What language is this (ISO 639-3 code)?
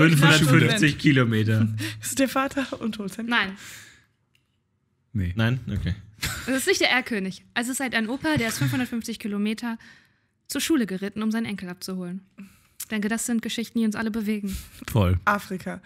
deu